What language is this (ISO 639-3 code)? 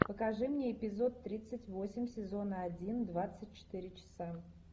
rus